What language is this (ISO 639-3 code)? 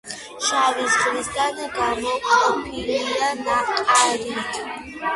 kat